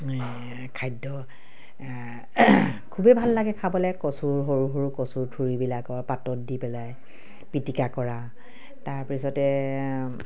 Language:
Assamese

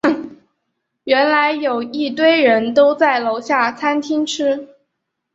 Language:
Chinese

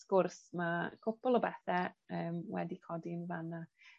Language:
Welsh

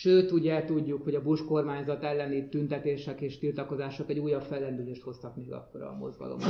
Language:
Hungarian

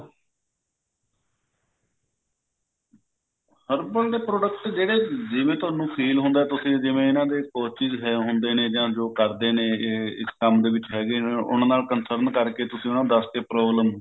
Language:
Punjabi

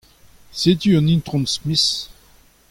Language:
Breton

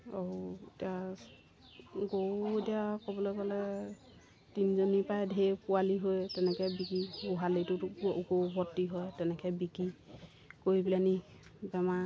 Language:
Assamese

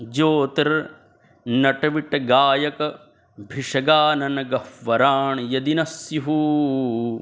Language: Sanskrit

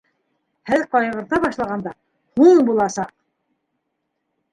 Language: Bashkir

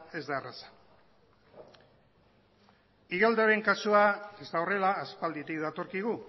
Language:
Basque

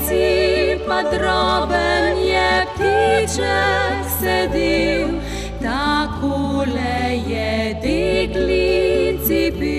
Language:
Romanian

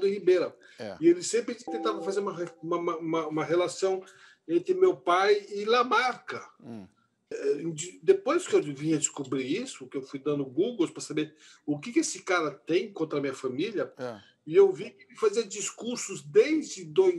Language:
Portuguese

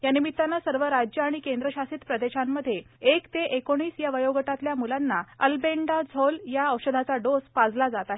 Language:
Marathi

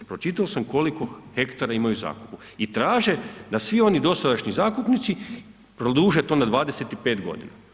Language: Croatian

